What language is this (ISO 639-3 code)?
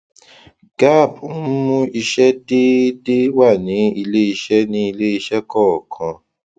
yor